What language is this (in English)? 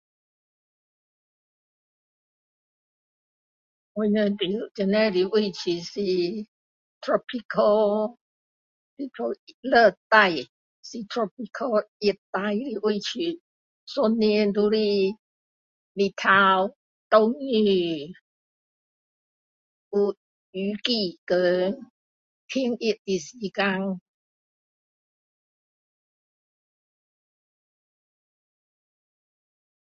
Min Dong Chinese